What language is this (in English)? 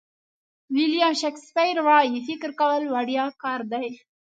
Pashto